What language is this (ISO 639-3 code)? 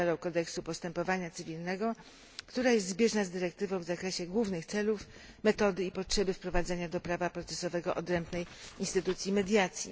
pol